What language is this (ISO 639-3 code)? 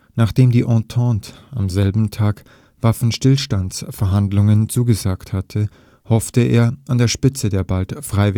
deu